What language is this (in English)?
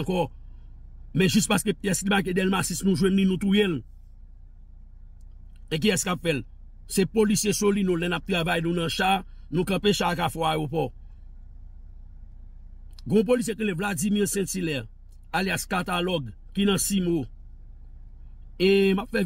French